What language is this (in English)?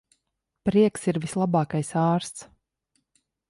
Latvian